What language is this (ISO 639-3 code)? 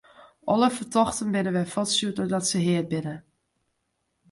fry